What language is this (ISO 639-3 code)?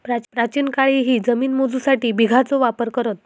mar